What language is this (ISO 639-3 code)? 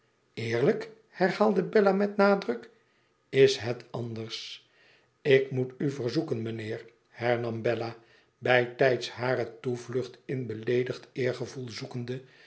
nld